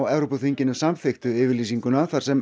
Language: Icelandic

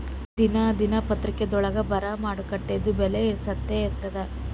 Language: Kannada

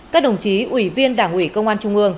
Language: Vietnamese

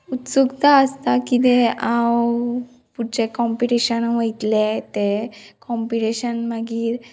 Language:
Konkani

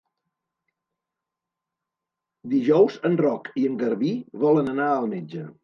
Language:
Catalan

